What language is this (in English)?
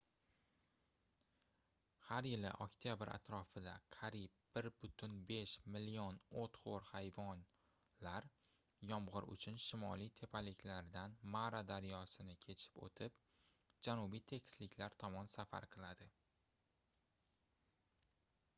Uzbek